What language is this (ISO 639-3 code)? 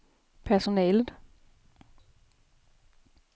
dan